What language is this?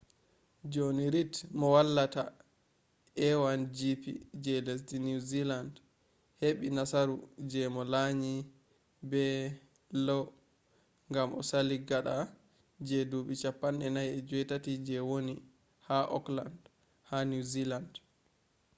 Fula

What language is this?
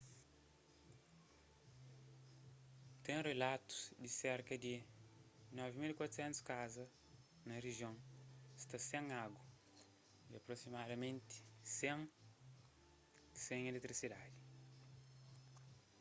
Kabuverdianu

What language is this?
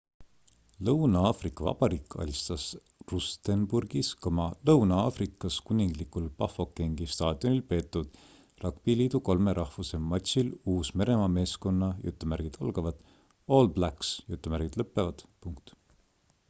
Estonian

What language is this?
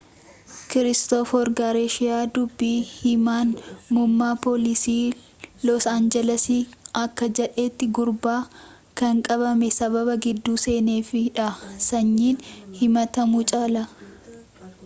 Oromo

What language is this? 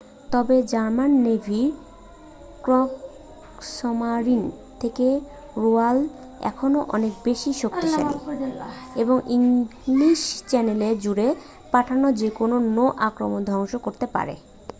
Bangla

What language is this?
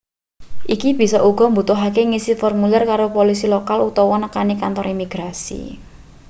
Javanese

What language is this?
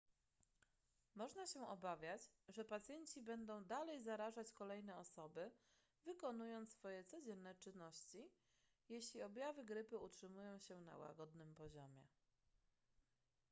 Polish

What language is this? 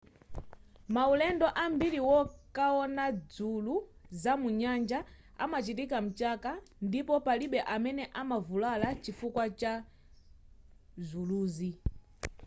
Nyanja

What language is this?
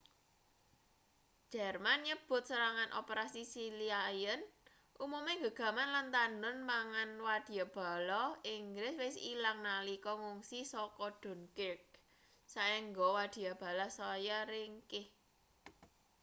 Javanese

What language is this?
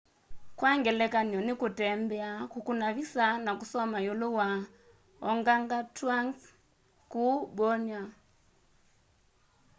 Kamba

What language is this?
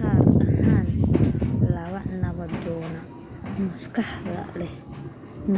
Somali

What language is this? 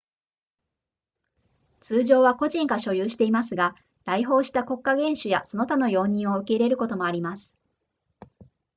Japanese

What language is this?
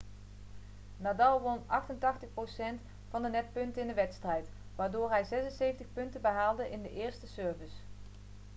Dutch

